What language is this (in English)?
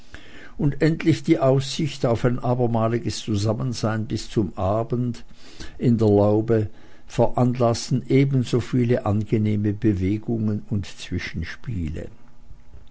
German